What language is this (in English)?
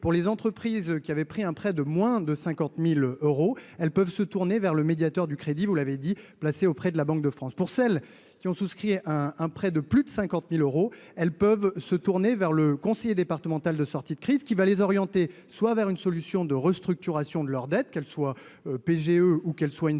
French